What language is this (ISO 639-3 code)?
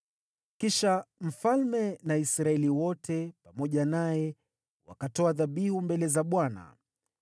swa